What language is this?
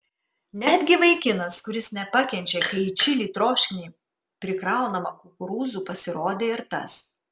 Lithuanian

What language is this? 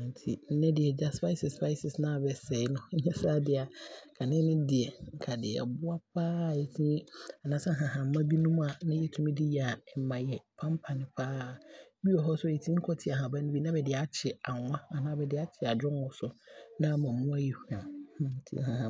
Abron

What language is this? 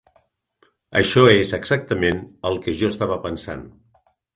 Catalan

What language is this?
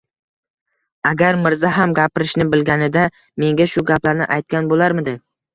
Uzbek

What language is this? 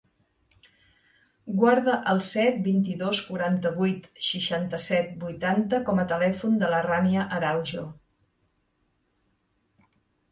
Catalan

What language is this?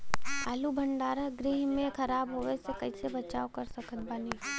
Bhojpuri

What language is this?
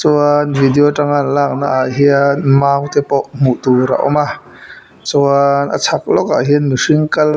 Mizo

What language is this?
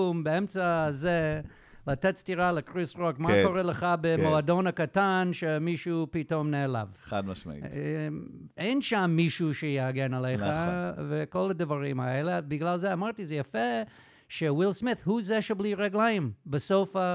Hebrew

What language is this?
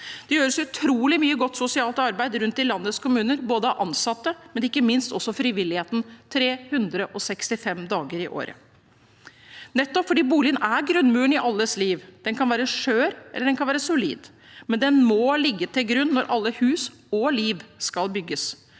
Norwegian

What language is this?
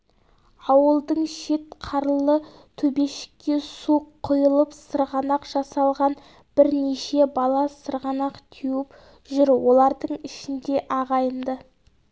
Kazakh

